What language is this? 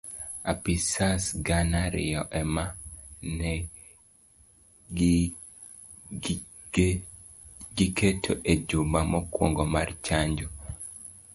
Luo (Kenya and Tanzania)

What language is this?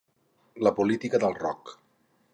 Catalan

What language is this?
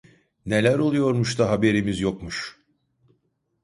Turkish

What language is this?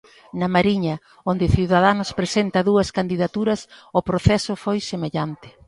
Galician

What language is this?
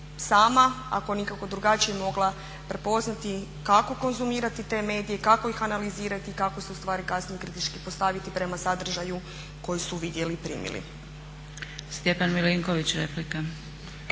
Croatian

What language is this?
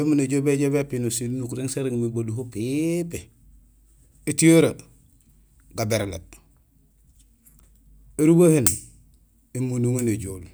Gusilay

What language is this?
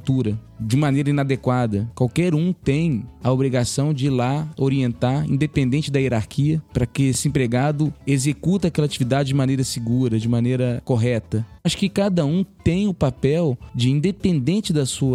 Portuguese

